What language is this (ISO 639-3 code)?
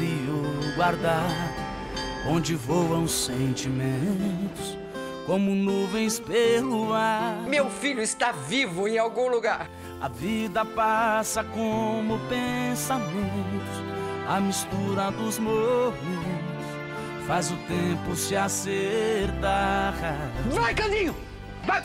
por